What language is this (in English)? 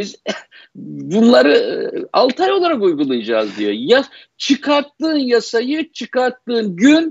Turkish